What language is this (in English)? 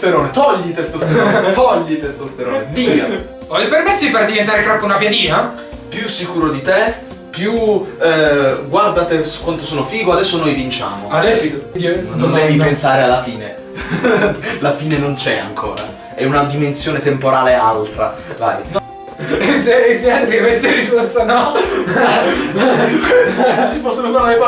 Italian